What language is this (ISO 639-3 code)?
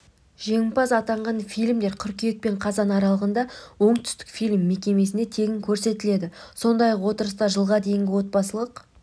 kaz